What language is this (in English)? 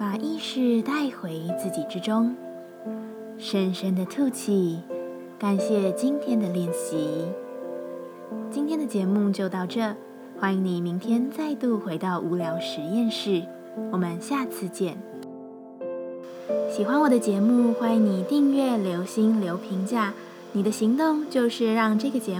Chinese